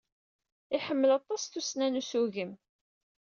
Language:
Kabyle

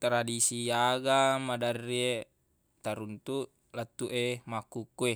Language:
Buginese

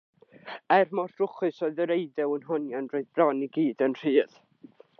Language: Welsh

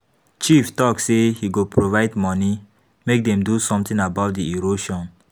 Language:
Nigerian Pidgin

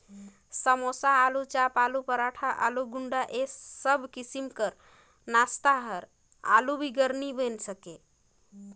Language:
Chhattisgarhi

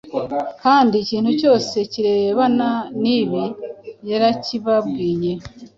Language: Kinyarwanda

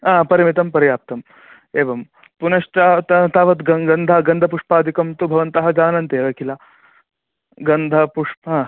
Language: Sanskrit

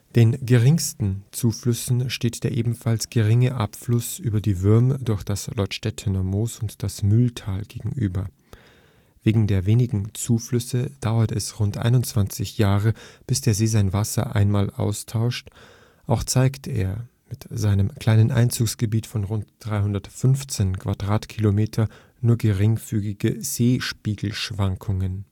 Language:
German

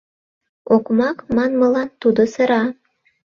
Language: Mari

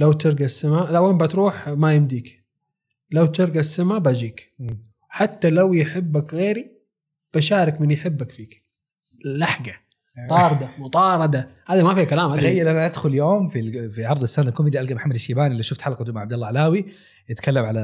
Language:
Arabic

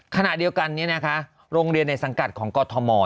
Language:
Thai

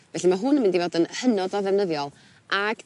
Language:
Welsh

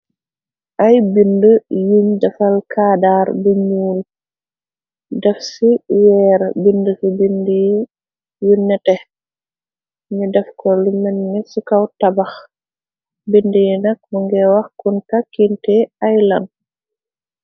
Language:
Wolof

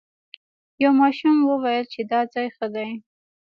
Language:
Pashto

